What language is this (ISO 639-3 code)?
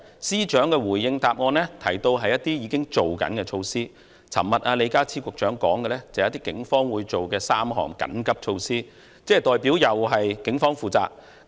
yue